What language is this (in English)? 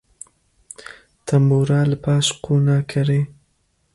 Kurdish